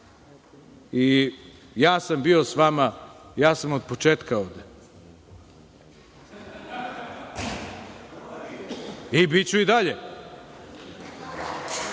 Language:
Serbian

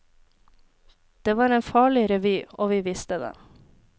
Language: Norwegian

